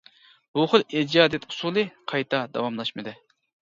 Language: Uyghur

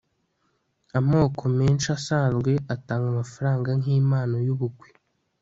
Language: Kinyarwanda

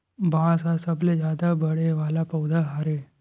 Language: Chhattisgarhi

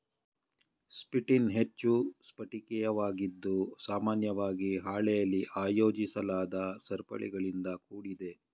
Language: Kannada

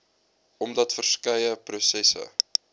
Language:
Afrikaans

